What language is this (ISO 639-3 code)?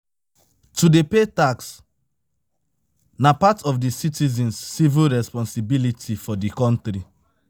pcm